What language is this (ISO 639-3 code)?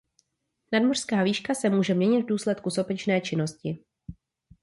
ces